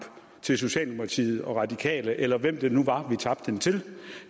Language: Danish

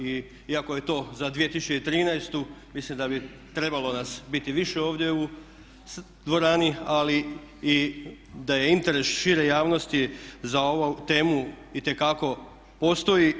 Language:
Croatian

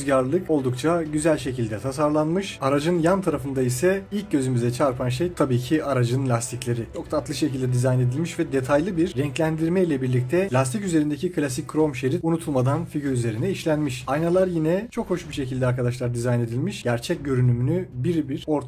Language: Turkish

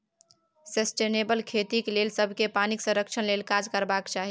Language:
Maithili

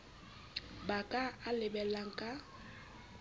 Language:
Southern Sotho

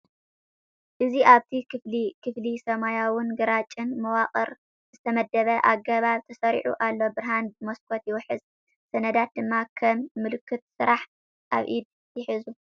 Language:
Tigrinya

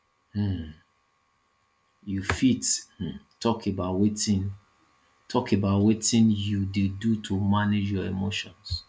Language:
Nigerian Pidgin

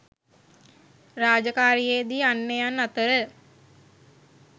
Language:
Sinhala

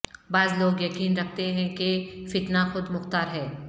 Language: Urdu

